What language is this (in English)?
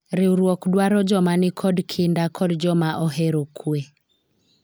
Luo (Kenya and Tanzania)